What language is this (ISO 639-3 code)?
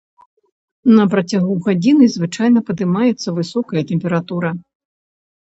bel